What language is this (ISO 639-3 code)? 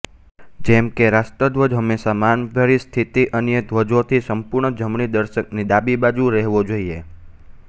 guj